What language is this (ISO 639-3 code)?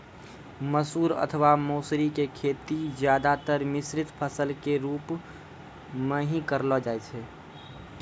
mai